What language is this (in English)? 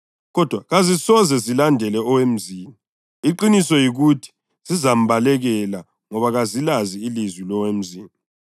North Ndebele